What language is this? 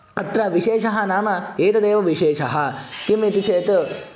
Sanskrit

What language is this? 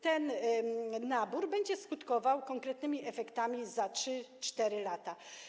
Polish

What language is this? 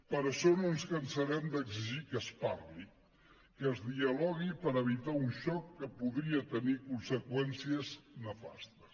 Catalan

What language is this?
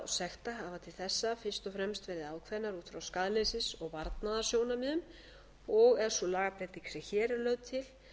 Icelandic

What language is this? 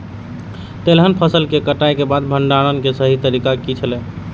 Maithili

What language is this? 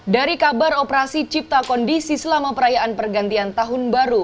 Indonesian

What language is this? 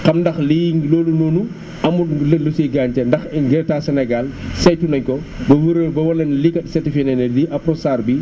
Wolof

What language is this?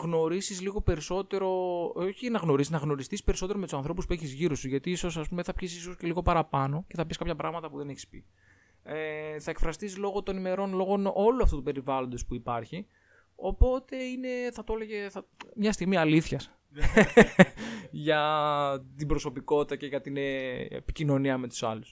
Greek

